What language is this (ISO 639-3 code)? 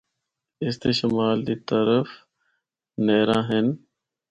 hno